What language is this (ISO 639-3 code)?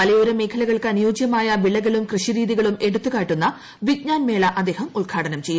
mal